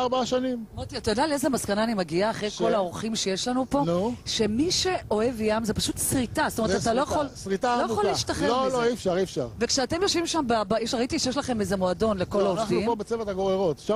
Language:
Hebrew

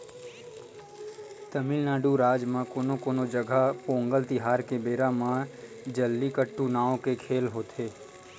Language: Chhattisgarhi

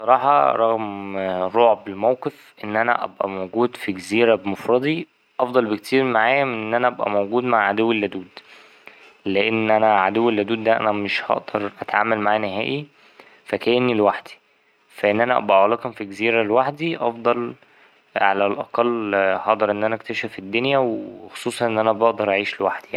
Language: Egyptian Arabic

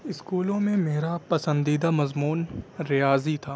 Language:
Urdu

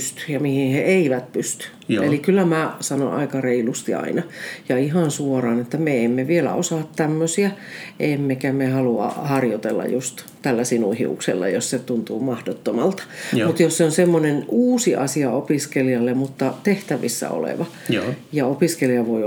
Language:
Finnish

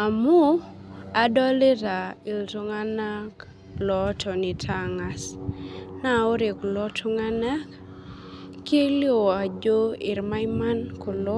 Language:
Masai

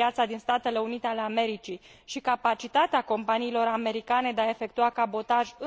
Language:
Romanian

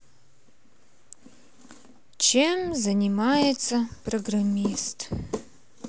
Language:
Russian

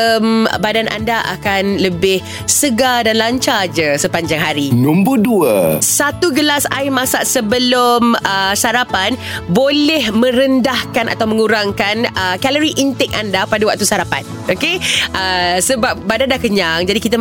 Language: Malay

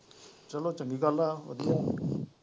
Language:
Punjabi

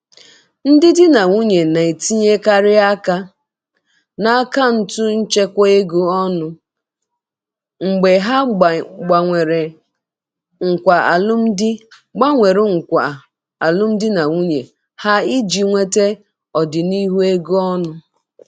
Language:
Igbo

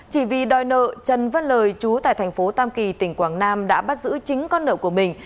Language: Vietnamese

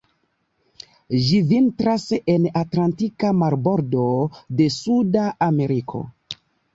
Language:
Esperanto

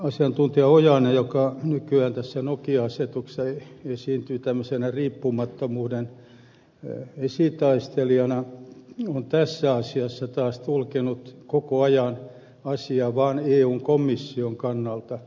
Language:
Finnish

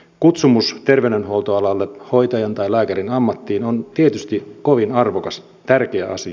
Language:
Finnish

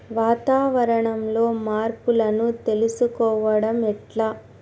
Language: Telugu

